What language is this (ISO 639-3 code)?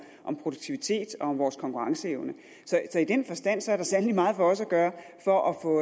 dan